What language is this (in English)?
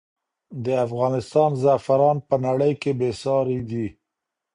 Pashto